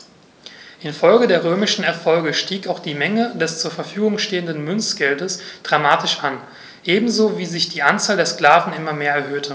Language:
German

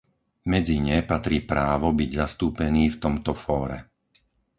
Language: Slovak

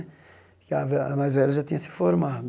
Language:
Portuguese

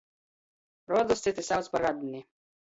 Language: Latgalian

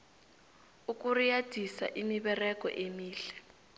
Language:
South Ndebele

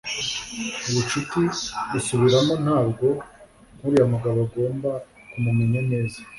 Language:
Kinyarwanda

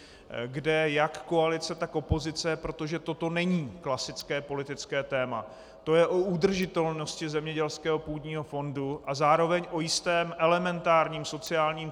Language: Czech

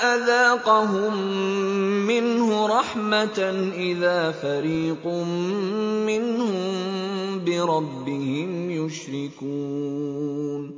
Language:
Arabic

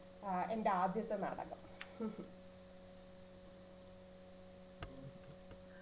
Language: Malayalam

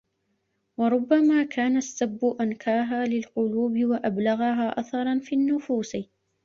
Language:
Arabic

